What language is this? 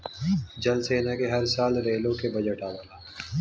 Bhojpuri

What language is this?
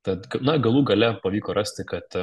Lithuanian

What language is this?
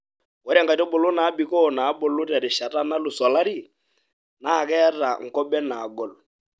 Masai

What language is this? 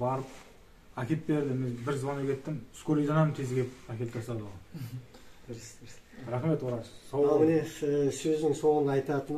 Turkish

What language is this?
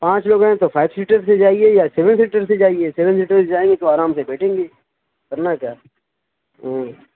Urdu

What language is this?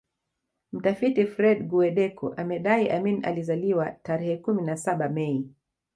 Swahili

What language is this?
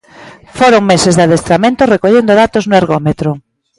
Galician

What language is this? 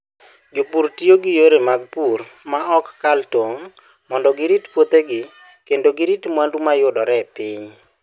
Luo (Kenya and Tanzania)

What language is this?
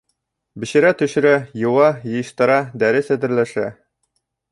Bashkir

